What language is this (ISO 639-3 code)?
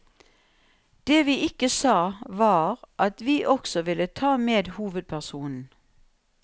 nor